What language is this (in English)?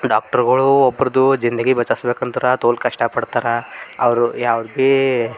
Kannada